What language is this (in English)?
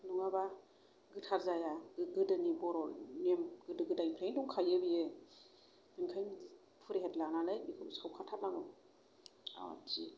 Bodo